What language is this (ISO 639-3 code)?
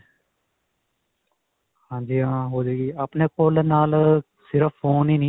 pan